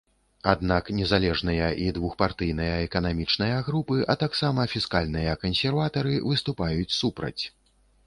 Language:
Belarusian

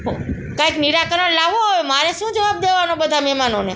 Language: Gujarati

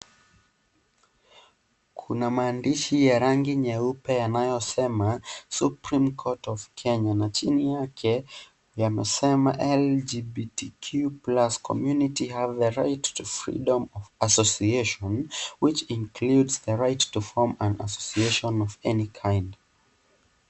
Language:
Swahili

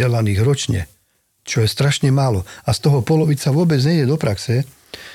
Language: Slovak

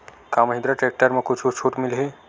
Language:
Chhattisgarhi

